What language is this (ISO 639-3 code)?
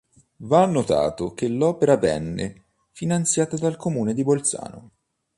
ita